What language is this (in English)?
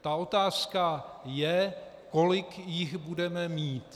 Czech